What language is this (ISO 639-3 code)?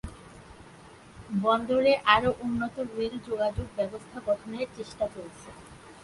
ben